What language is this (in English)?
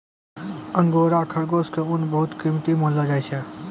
Maithili